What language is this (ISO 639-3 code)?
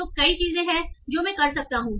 hin